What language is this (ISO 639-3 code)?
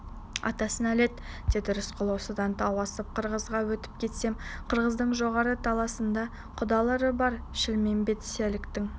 kaz